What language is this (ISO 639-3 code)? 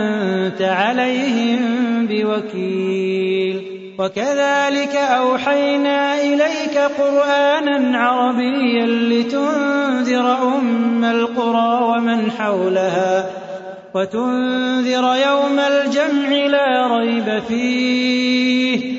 ara